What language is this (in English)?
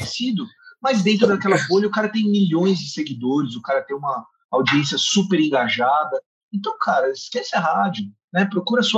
Portuguese